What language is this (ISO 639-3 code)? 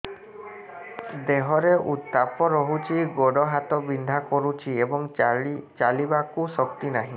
ori